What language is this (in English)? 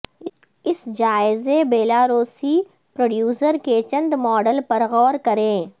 Urdu